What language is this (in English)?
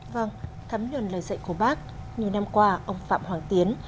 Vietnamese